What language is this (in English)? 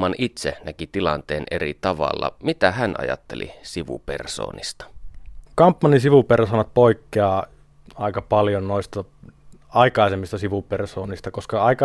Finnish